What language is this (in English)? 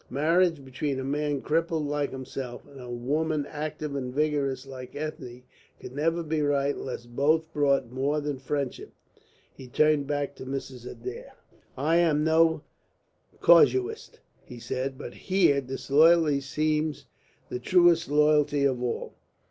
English